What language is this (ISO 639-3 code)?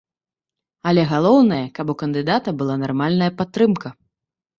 bel